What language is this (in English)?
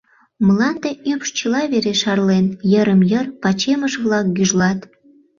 Mari